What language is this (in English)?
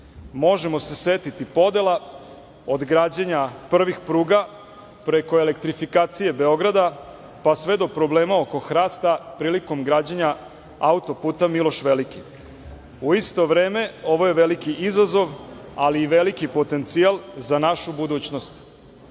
Serbian